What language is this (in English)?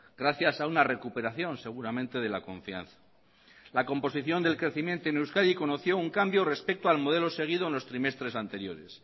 Spanish